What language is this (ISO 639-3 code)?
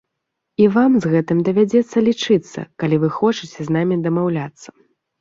bel